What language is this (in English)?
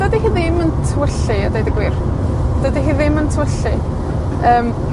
Welsh